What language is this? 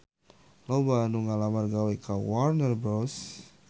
Sundanese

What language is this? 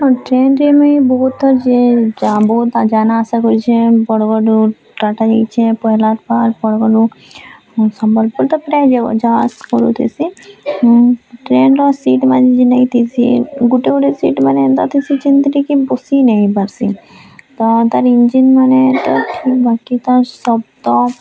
Odia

